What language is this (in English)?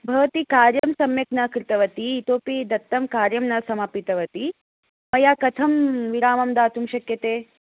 Sanskrit